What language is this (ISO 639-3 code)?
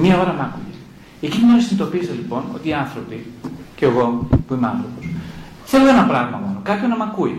ell